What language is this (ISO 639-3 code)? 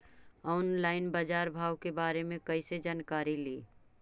mag